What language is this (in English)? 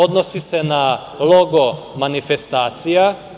Serbian